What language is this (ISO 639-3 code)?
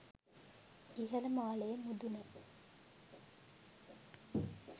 sin